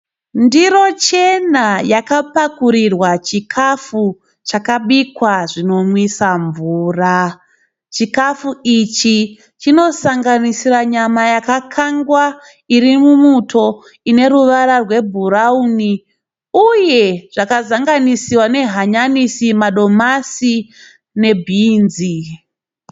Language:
Shona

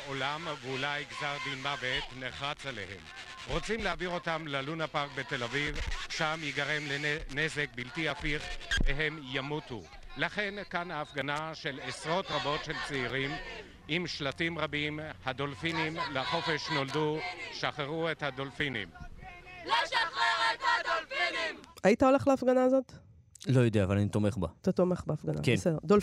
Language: Hebrew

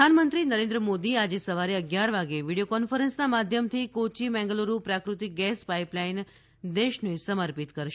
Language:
Gujarati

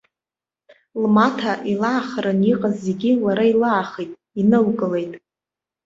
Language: Abkhazian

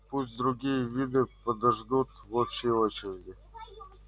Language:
Russian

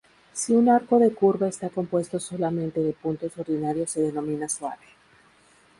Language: Spanish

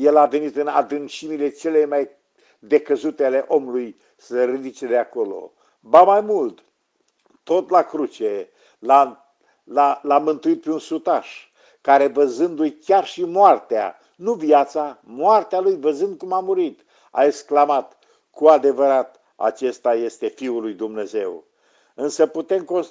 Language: Romanian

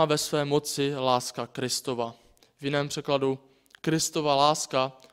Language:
Czech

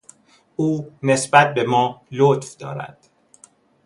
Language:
Persian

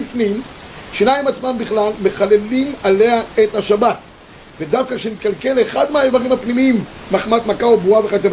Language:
Hebrew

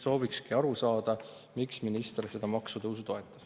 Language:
Estonian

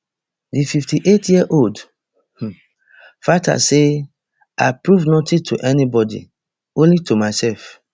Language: Nigerian Pidgin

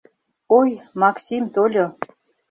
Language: Mari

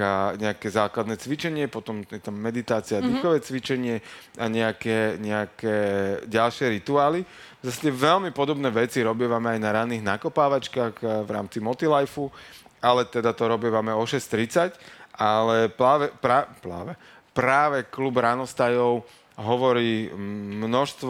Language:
Slovak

